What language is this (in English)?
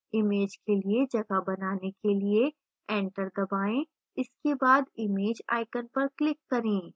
Hindi